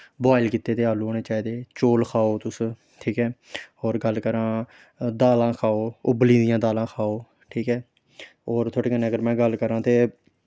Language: Dogri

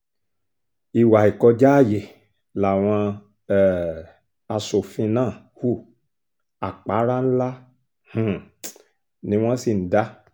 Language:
Yoruba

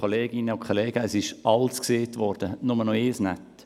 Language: Swiss German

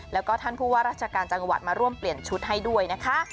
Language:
Thai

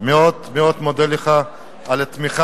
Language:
Hebrew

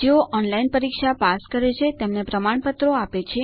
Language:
Gujarati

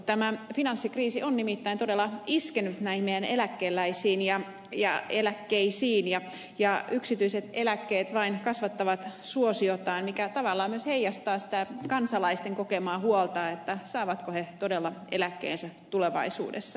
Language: Finnish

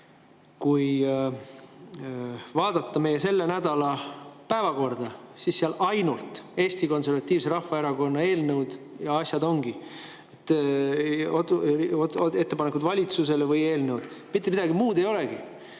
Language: Estonian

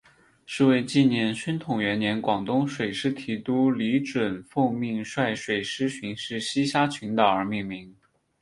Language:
Chinese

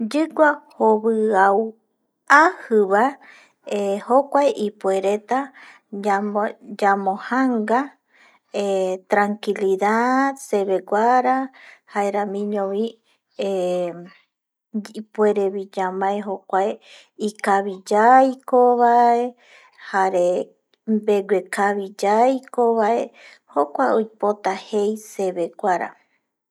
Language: Eastern Bolivian Guaraní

